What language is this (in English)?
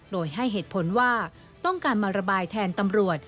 Thai